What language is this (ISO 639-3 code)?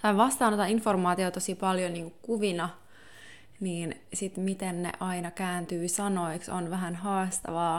fin